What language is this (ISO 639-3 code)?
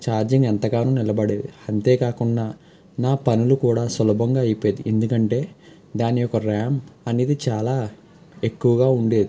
tel